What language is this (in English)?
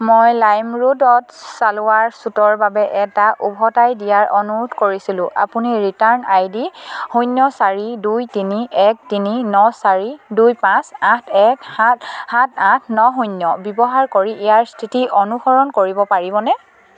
Assamese